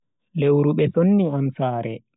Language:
Bagirmi Fulfulde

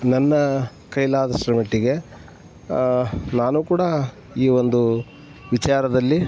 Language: Kannada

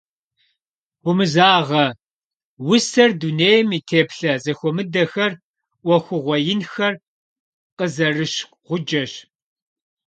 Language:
Kabardian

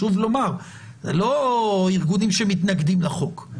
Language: Hebrew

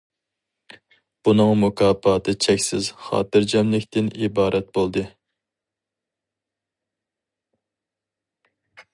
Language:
Uyghur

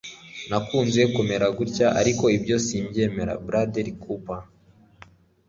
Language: Kinyarwanda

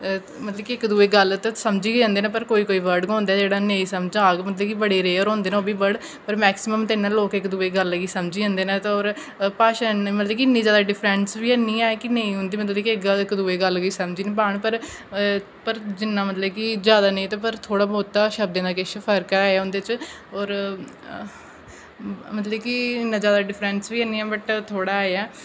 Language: Dogri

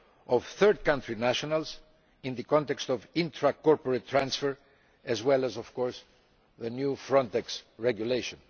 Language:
English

